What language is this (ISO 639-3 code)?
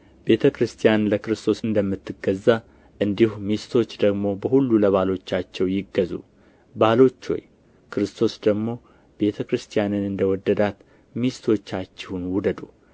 amh